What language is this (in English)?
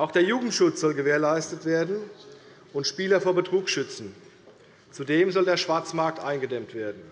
German